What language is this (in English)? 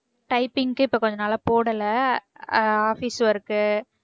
Tamil